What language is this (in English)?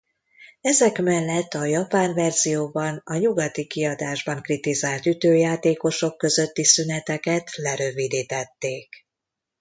Hungarian